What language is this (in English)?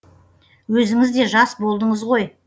Kazakh